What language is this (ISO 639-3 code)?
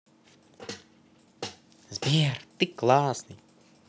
rus